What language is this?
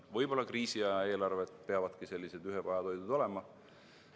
Estonian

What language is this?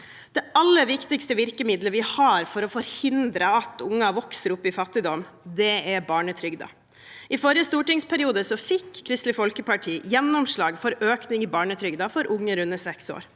Norwegian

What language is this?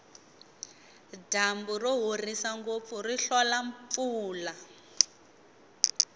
Tsonga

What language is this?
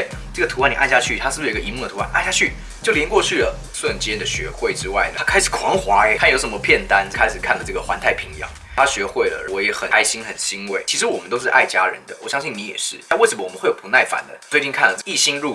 Chinese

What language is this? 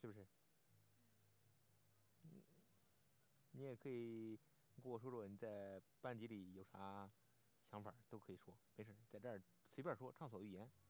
Chinese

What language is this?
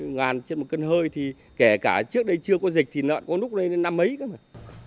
Vietnamese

